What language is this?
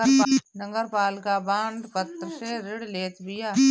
Bhojpuri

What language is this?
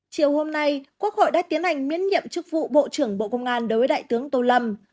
Vietnamese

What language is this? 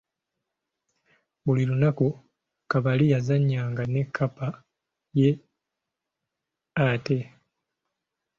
Ganda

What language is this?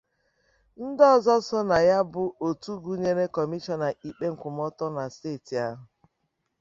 Igbo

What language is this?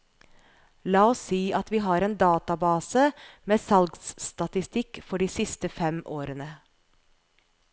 Norwegian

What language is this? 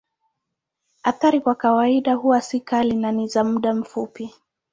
Swahili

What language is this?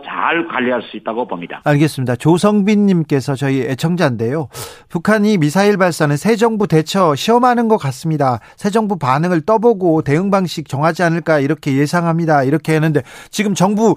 Korean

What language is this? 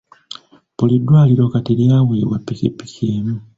Ganda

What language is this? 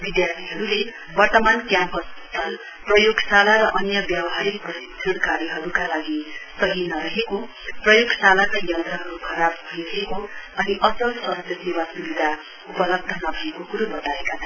Nepali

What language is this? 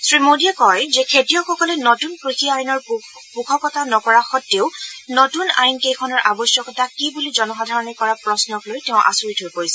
Assamese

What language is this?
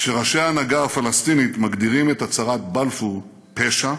Hebrew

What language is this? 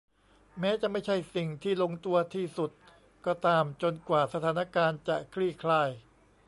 Thai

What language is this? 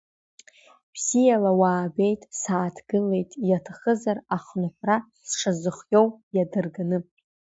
Abkhazian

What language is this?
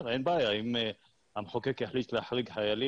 Hebrew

